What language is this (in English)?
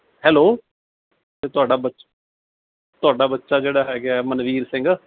Punjabi